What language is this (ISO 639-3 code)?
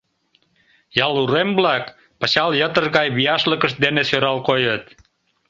chm